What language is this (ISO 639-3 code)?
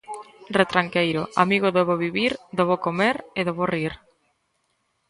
glg